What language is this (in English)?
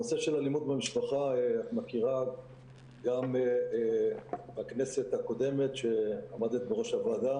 Hebrew